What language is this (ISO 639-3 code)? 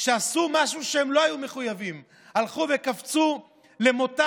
heb